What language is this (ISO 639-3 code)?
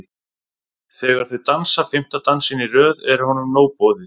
isl